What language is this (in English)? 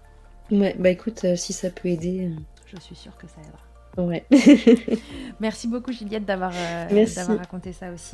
French